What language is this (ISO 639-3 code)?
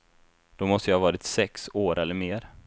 swe